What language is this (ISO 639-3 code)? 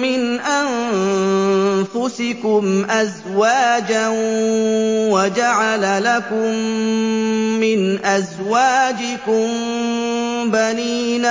ara